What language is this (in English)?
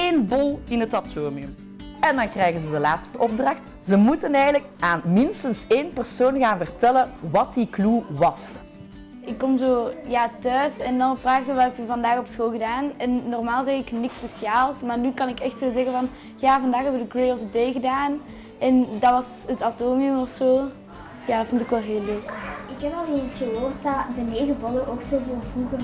Dutch